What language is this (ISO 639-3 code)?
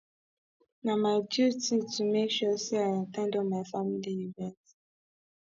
pcm